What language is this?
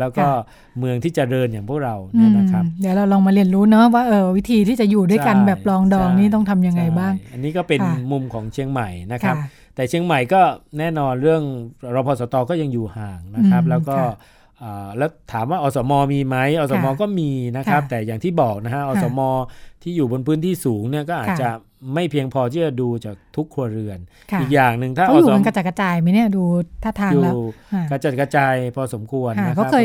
Thai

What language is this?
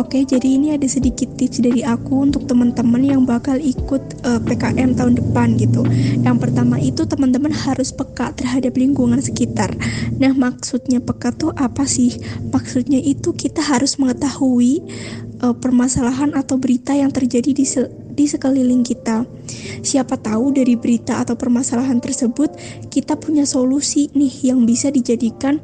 Indonesian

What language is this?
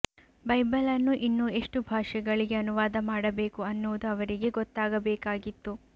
Kannada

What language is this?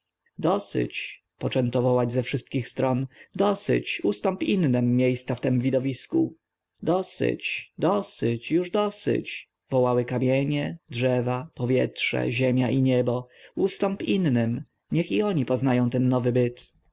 Polish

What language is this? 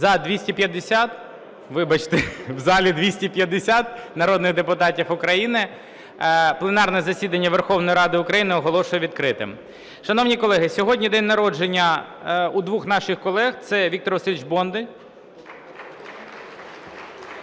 Ukrainian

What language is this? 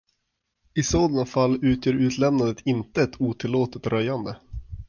Swedish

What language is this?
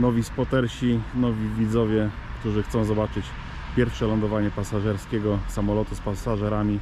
Polish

